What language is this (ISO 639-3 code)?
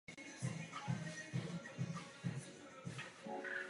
ces